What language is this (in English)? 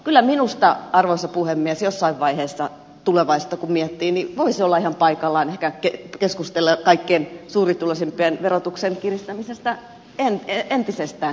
Finnish